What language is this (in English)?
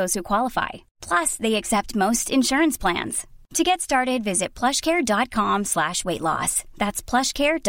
Filipino